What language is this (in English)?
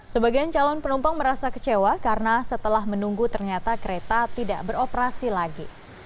Indonesian